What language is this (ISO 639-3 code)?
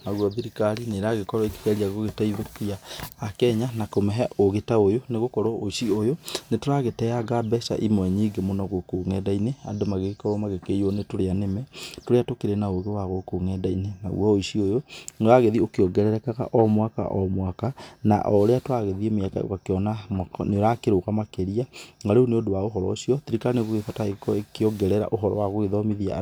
kik